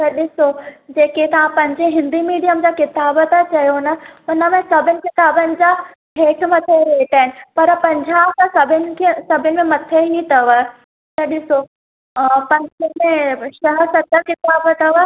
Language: Sindhi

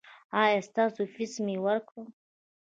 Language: Pashto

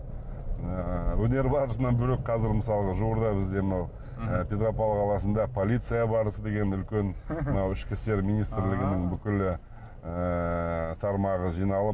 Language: Kazakh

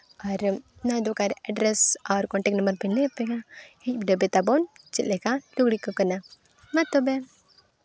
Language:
Santali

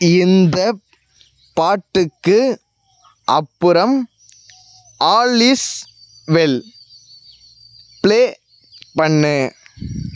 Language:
Tamil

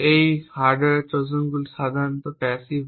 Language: Bangla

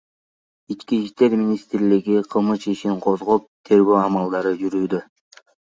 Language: Kyrgyz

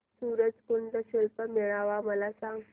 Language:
Marathi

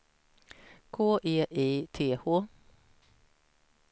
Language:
Swedish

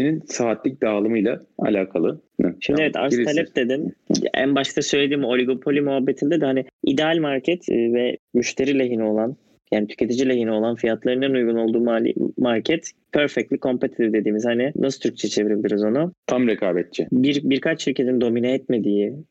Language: Turkish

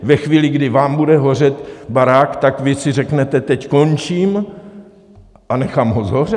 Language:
Czech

